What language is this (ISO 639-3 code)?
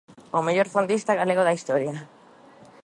glg